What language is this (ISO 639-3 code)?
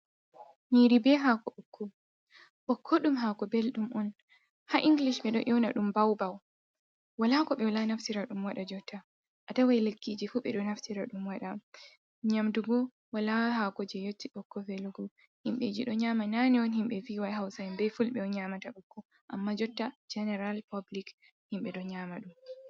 ful